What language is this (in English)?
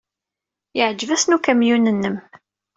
Kabyle